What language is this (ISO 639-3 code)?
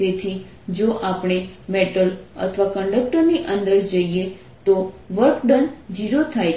guj